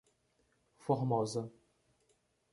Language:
Portuguese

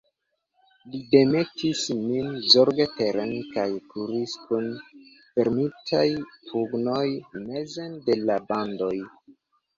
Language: Esperanto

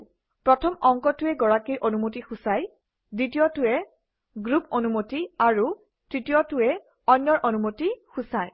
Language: Assamese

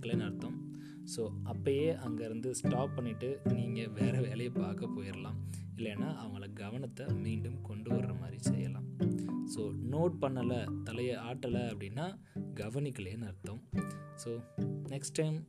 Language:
Tamil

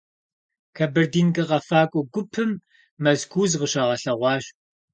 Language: Kabardian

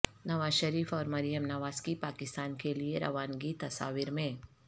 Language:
Urdu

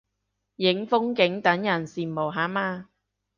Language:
Cantonese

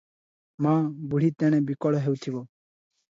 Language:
Odia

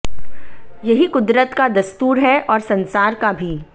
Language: Hindi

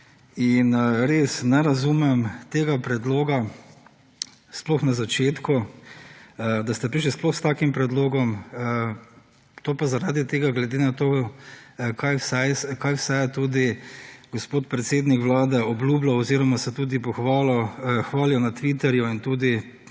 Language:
Slovenian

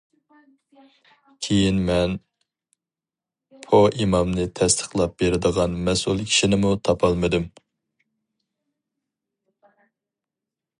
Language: Uyghur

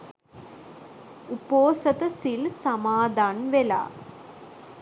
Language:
Sinhala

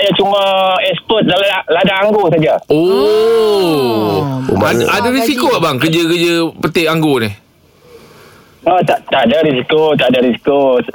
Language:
Malay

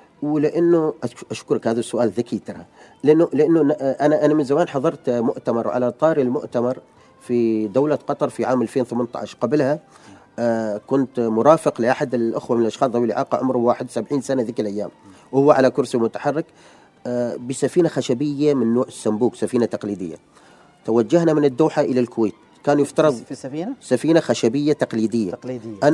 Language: Arabic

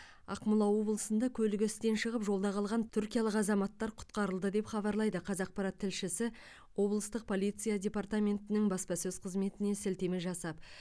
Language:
Kazakh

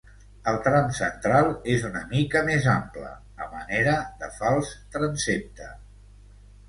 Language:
Catalan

